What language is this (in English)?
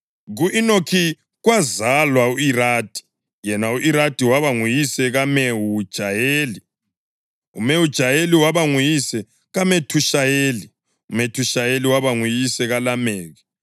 North Ndebele